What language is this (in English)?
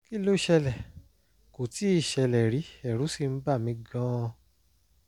Yoruba